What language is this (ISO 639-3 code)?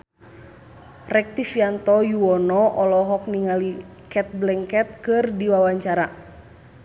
sun